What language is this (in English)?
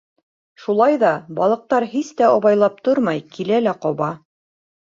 Bashkir